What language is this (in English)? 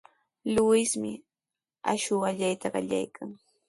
Sihuas Ancash Quechua